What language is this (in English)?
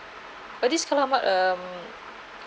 English